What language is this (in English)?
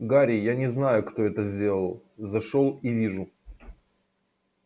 Russian